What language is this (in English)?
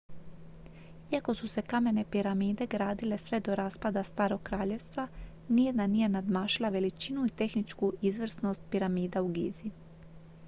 Croatian